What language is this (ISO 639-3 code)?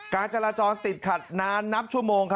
tha